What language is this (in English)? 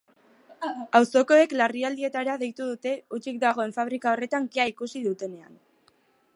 Basque